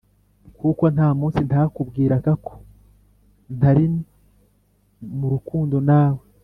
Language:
Kinyarwanda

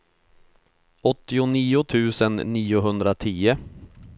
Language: Swedish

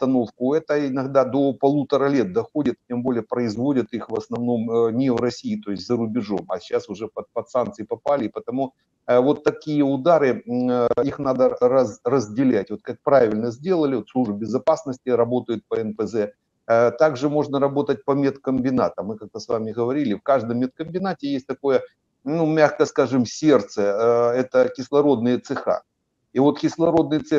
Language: Russian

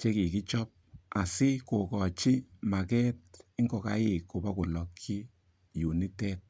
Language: Kalenjin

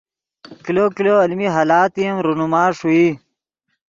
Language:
Yidgha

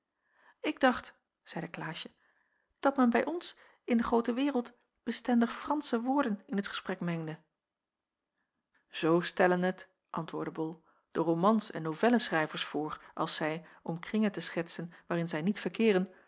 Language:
Dutch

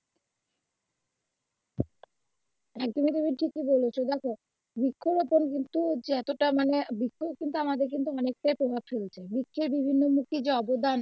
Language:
Bangla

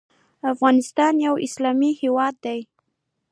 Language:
Pashto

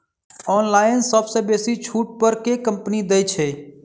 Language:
Maithili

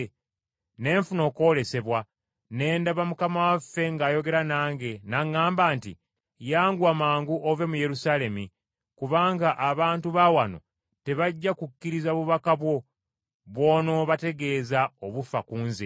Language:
Ganda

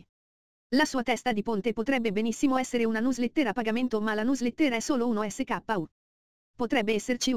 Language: Italian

